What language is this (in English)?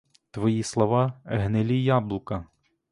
Ukrainian